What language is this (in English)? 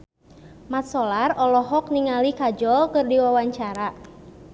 Sundanese